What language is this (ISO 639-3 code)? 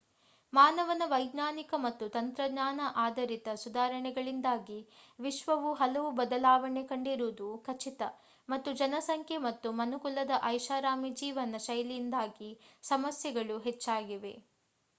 kan